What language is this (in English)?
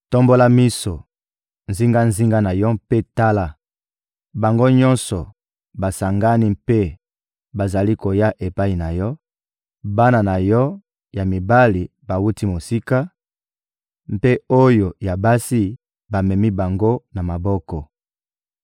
Lingala